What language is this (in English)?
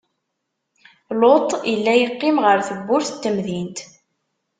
Kabyle